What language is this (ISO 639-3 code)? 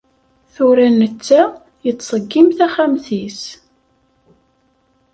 kab